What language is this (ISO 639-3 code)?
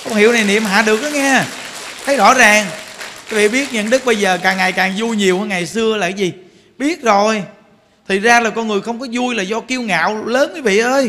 vie